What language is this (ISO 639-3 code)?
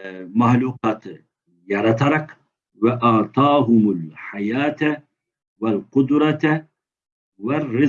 tur